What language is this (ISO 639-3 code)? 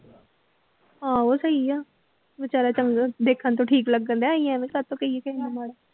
pan